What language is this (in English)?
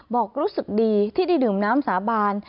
Thai